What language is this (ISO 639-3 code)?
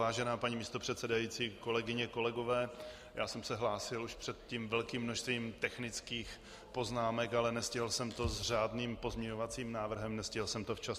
ces